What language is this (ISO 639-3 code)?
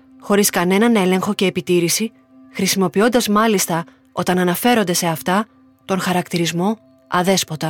ell